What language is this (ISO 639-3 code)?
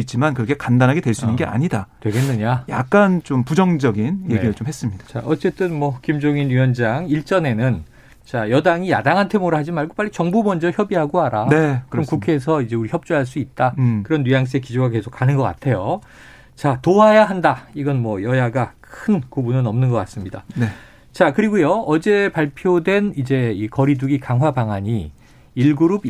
kor